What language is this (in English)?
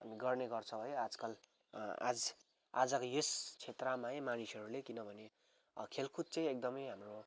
Nepali